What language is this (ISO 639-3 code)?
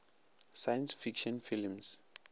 nso